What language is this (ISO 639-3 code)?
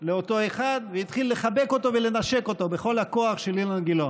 heb